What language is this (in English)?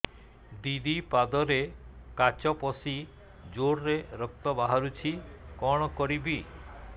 Odia